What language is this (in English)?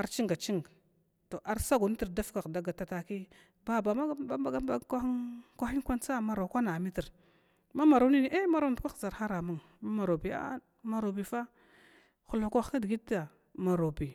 Glavda